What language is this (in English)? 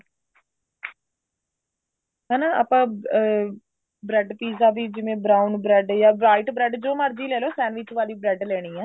Punjabi